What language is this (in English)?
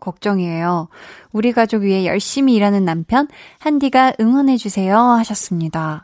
Korean